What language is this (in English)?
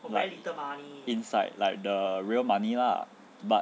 English